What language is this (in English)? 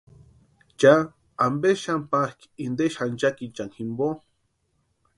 Western Highland Purepecha